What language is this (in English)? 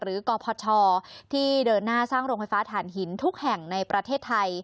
Thai